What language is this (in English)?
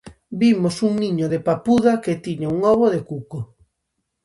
Galician